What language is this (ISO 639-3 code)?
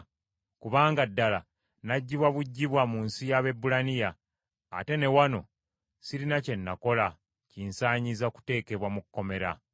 lug